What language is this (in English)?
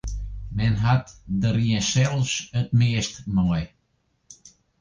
Western Frisian